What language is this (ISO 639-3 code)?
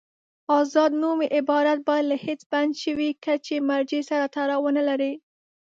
pus